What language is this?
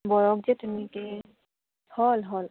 Assamese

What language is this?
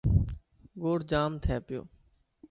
Dhatki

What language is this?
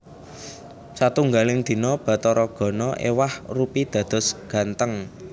Javanese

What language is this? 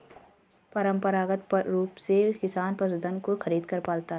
Hindi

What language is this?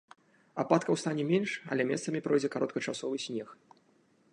Belarusian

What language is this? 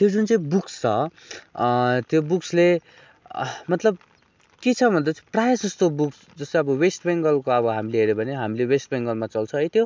Nepali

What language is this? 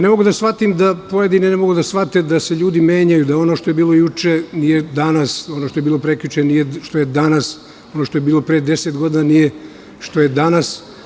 Serbian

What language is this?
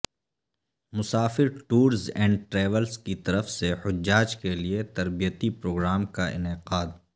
Urdu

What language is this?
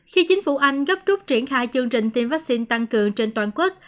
Vietnamese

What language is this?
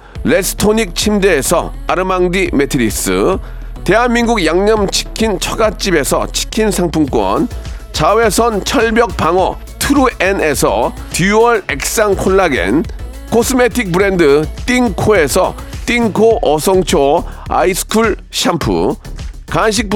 Korean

